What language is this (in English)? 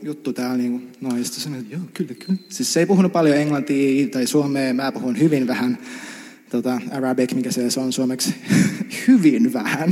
Finnish